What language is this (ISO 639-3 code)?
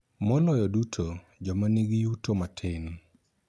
luo